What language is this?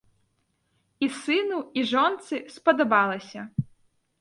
Belarusian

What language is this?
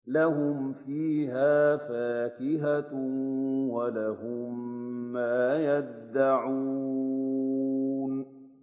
Arabic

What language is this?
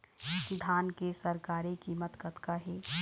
Chhattisgarhi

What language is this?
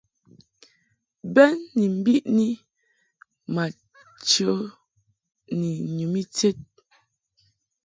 Mungaka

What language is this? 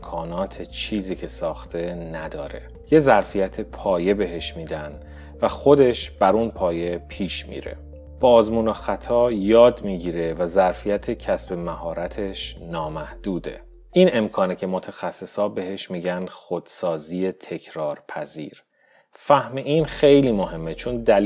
Persian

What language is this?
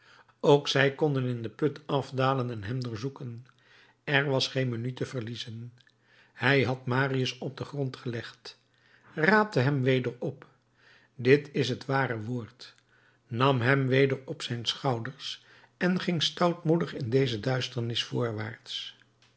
Dutch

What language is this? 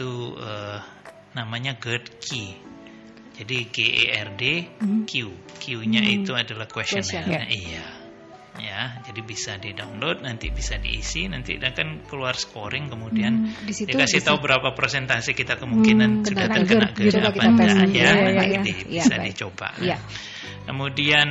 Indonesian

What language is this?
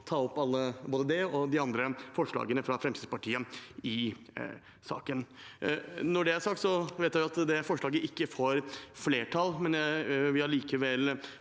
Norwegian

